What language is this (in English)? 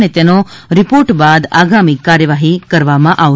Gujarati